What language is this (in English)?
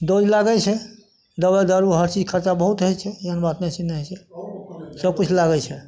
Maithili